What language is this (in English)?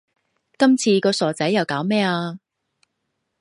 Cantonese